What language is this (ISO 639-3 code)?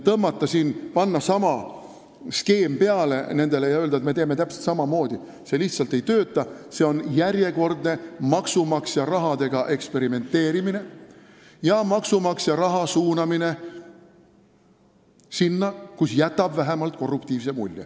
est